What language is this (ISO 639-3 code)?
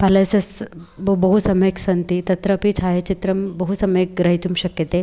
san